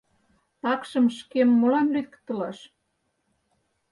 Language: Mari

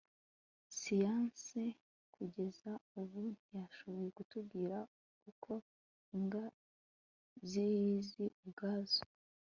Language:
Kinyarwanda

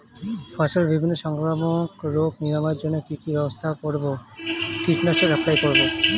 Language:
Bangla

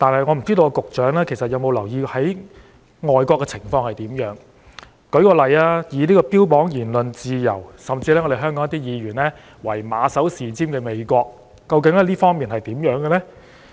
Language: Cantonese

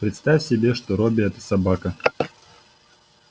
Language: Russian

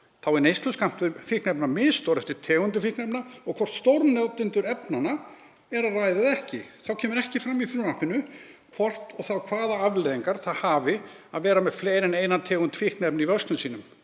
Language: Icelandic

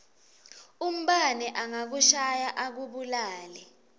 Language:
Swati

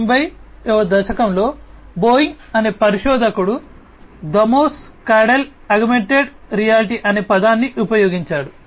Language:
Telugu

